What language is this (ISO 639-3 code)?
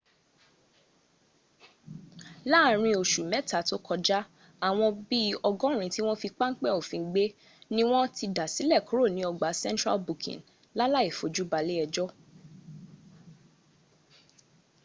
yor